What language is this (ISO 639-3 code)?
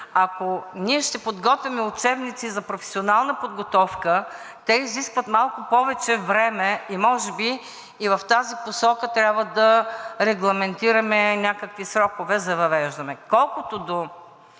bul